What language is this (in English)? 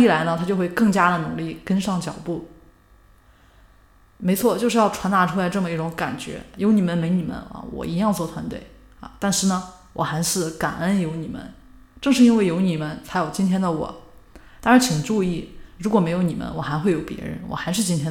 Chinese